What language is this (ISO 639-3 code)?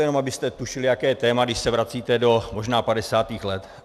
ces